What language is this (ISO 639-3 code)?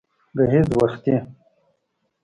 pus